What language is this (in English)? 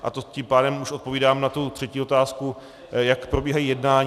Czech